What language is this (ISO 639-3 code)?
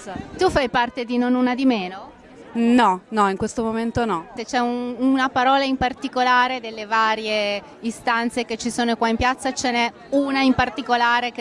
ita